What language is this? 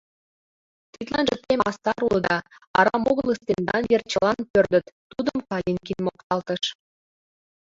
Mari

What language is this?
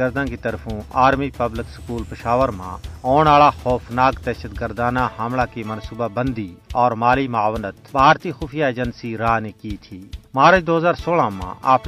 Urdu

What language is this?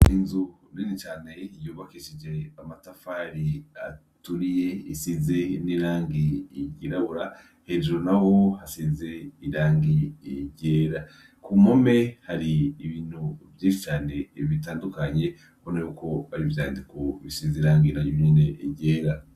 Rundi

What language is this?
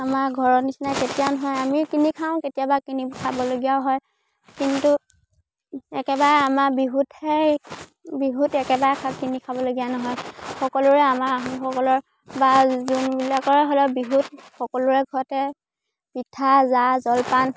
Assamese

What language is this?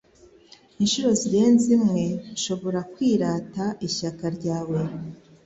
Kinyarwanda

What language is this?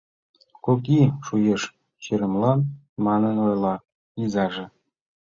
Mari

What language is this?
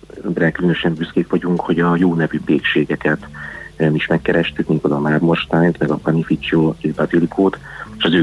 Hungarian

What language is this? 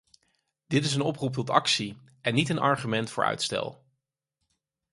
Dutch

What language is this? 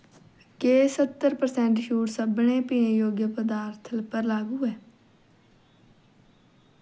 Dogri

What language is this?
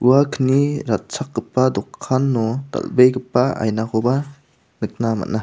Garo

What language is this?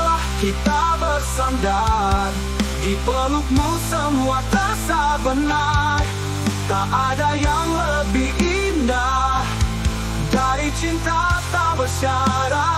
Indonesian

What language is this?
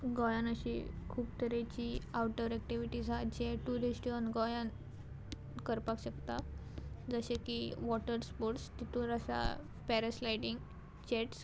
Konkani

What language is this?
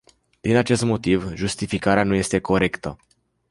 Romanian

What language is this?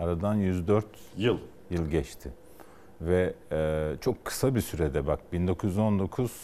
Turkish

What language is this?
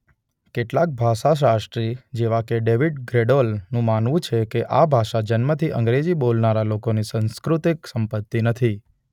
Gujarati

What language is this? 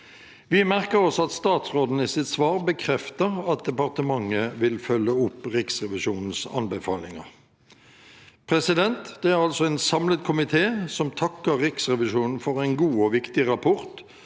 Norwegian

